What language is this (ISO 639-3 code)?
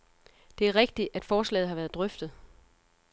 dan